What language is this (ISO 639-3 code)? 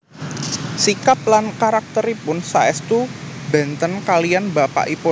jav